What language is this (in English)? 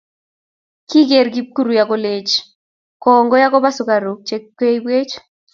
Kalenjin